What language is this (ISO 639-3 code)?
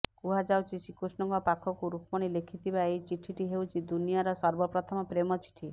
ori